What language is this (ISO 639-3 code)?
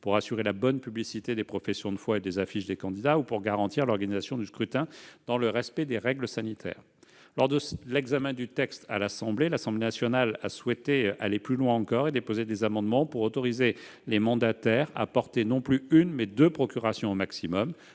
fra